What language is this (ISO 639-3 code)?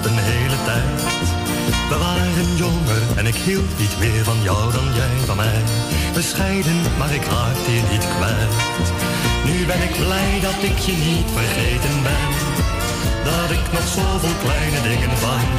nld